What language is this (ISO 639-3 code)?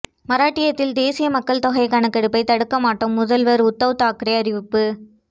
tam